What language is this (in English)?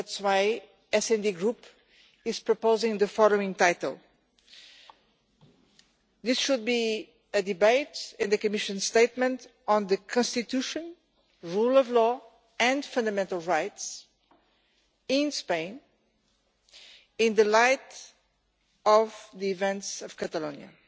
English